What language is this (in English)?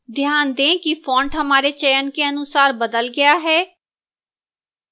Hindi